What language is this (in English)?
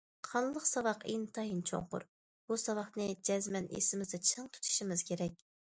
Uyghur